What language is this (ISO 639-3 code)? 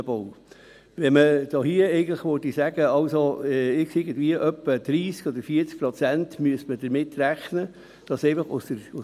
gsw